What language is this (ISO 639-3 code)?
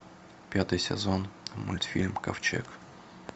rus